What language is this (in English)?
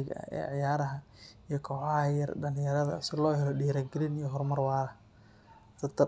Somali